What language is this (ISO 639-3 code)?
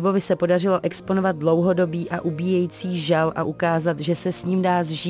ces